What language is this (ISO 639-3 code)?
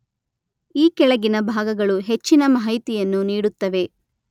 kan